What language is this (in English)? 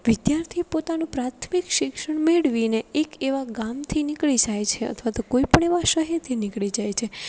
Gujarati